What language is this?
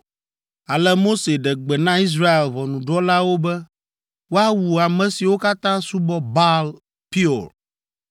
Ewe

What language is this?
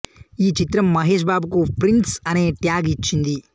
Telugu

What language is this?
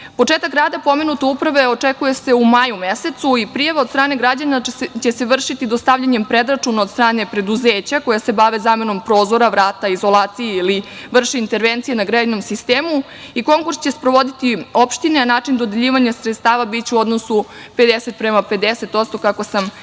Serbian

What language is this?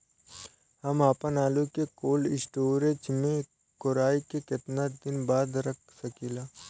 Bhojpuri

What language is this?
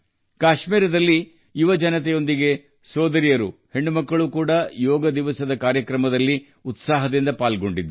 Kannada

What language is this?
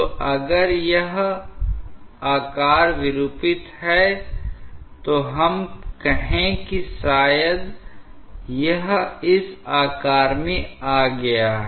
Hindi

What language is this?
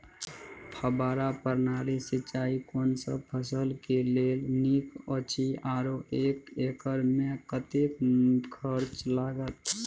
Maithili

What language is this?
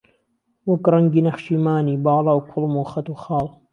Central Kurdish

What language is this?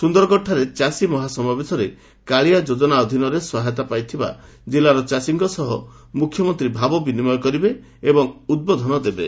Odia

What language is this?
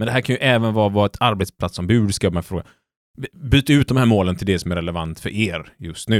Swedish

